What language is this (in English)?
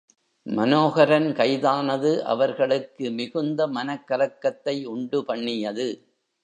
Tamil